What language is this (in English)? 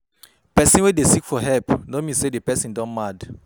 Nigerian Pidgin